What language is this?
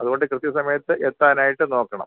Malayalam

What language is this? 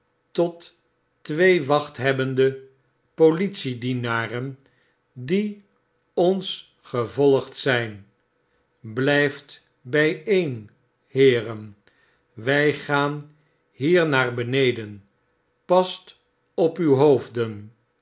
Dutch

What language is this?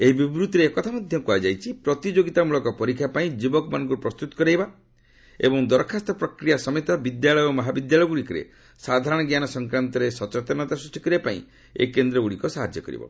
Odia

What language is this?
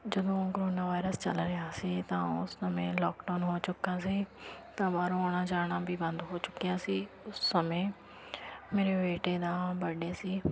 Punjabi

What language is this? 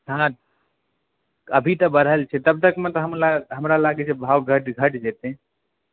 Maithili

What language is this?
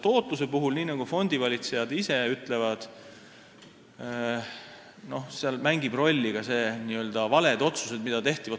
Estonian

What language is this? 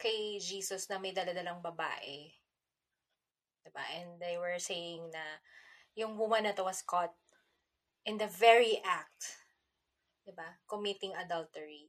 Filipino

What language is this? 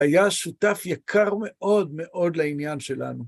Hebrew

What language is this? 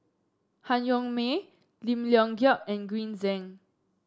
English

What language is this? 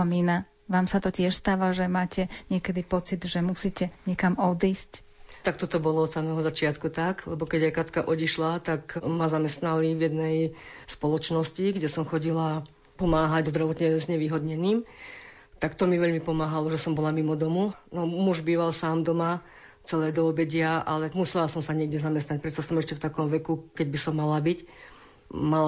Slovak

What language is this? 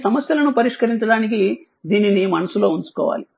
Telugu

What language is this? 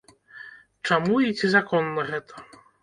Belarusian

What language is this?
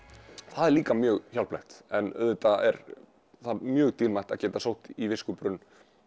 Icelandic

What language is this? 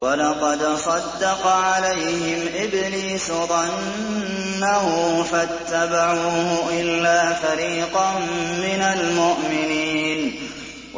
Arabic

